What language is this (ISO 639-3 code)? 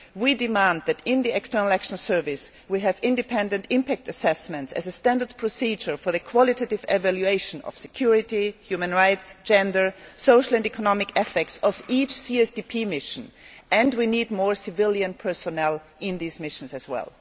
eng